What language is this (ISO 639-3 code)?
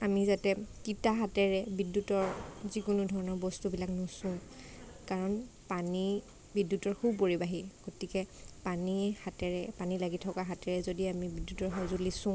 asm